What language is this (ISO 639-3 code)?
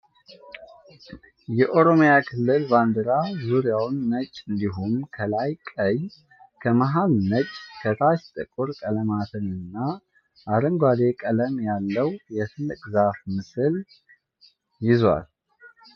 amh